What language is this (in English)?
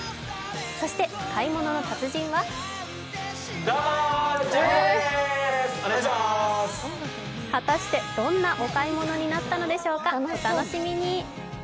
Japanese